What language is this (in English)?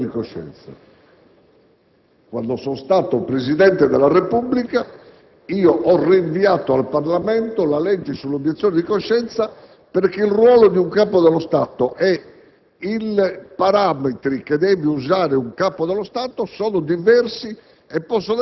Italian